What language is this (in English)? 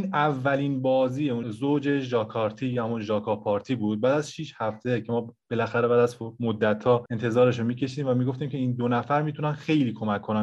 Persian